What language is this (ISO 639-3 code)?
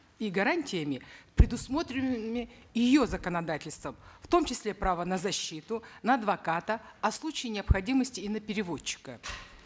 kaz